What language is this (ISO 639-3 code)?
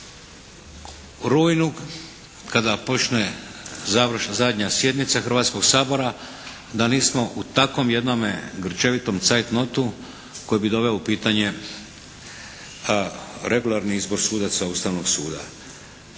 hrv